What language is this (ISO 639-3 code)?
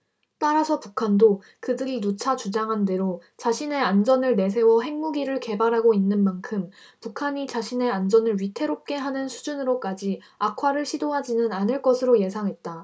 kor